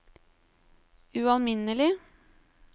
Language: Norwegian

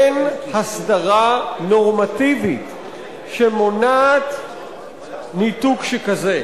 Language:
Hebrew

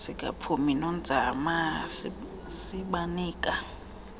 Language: Xhosa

